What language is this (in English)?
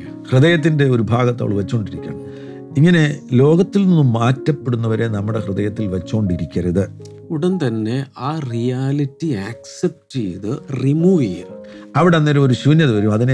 Malayalam